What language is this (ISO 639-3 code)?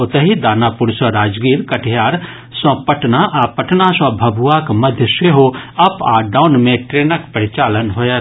mai